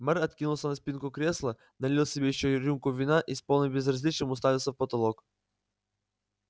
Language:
Russian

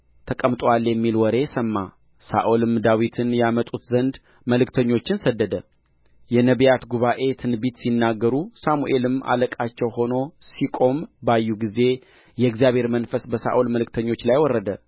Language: Amharic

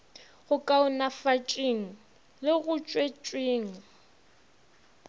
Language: Northern Sotho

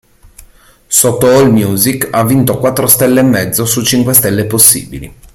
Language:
Italian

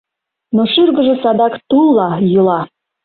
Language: Mari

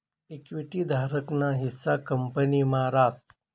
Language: Marathi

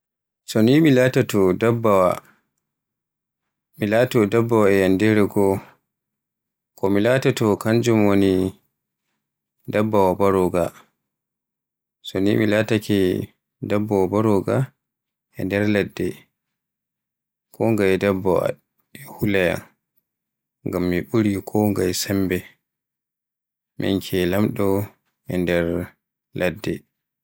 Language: Borgu Fulfulde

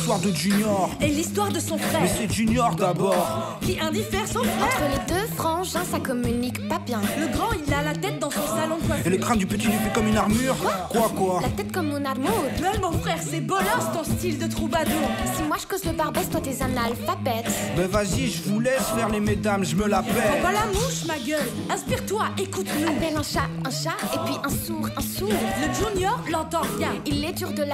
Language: French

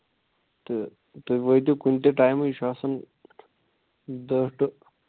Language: Kashmiri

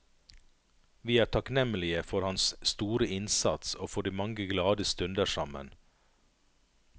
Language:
Norwegian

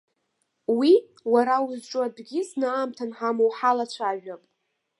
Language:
Abkhazian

